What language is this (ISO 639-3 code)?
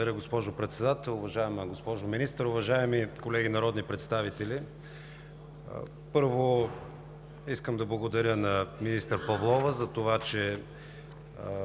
bul